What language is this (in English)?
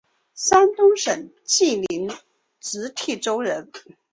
Chinese